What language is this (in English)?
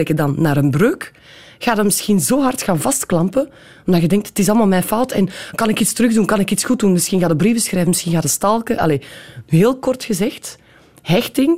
Dutch